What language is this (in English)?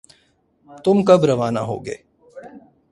Urdu